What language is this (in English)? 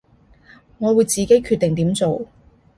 Cantonese